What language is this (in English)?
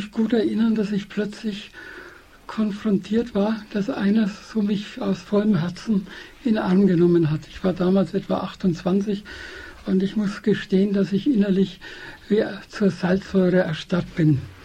German